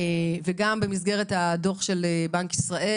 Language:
Hebrew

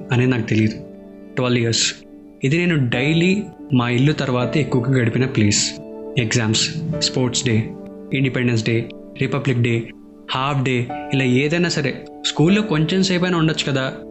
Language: Telugu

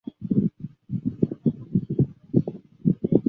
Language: Chinese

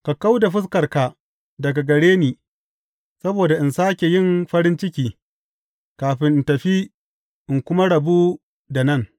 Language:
Hausa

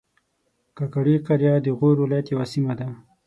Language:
Pashto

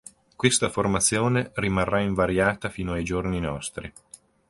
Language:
Italian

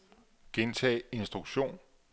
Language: Danish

